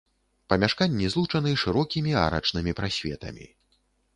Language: Belarusian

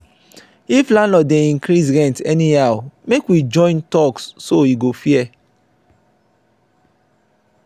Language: Nigerian Pidgin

